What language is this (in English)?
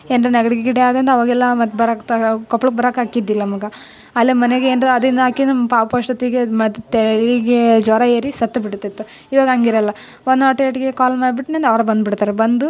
Kannada